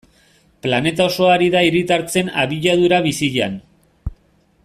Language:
Basque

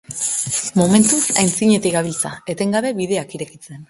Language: Basque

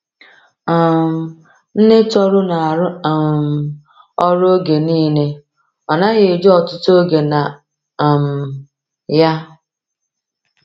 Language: Igbo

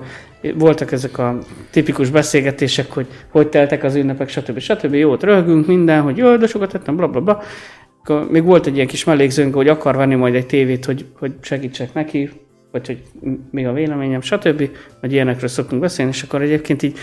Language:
Hungarian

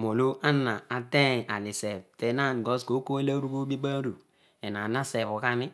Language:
Odual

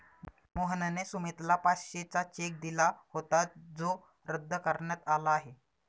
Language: Marathi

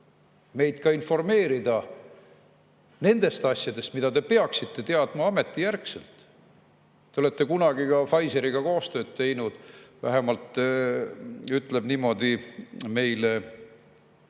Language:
Estonian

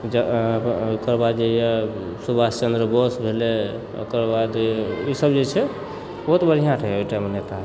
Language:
Maithili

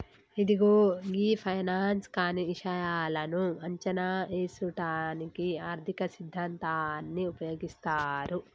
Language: Telugu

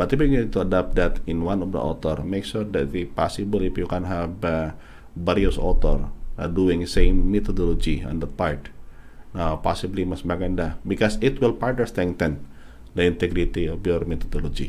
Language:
Filipino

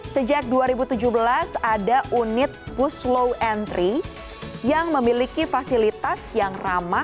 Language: Indonesian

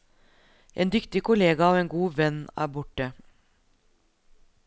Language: Norwegian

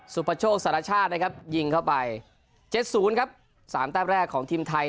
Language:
Thai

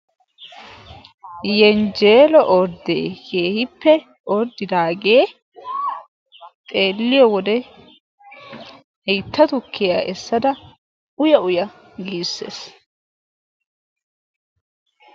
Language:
Wolaytta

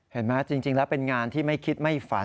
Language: Thai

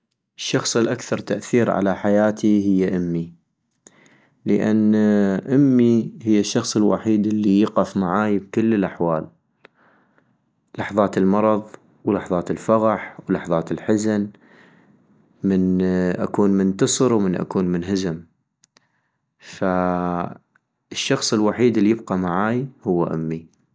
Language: North Mesopotamian Arabic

